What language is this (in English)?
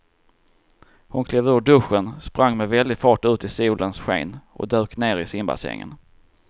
Swedish